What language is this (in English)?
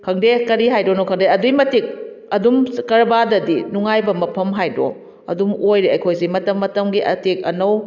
Manipuri